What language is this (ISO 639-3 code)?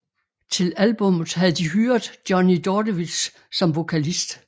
dan